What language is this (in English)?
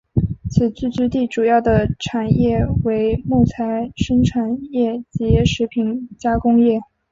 Chinese